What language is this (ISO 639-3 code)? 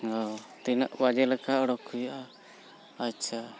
sat